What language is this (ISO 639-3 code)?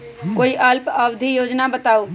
mag